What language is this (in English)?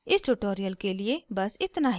Hindi